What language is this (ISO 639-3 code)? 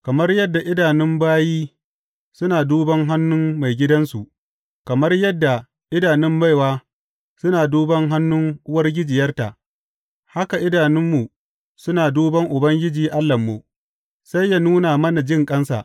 hau